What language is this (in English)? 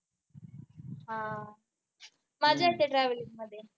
Marathi